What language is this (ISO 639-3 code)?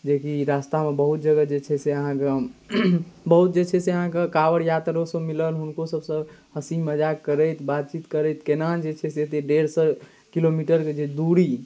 mai